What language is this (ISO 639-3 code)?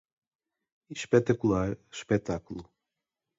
por